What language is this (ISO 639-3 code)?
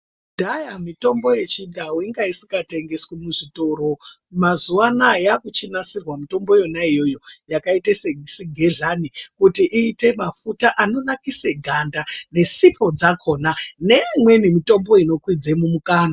ndc